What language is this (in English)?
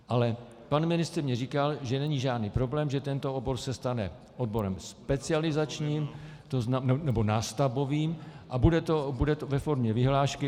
Czech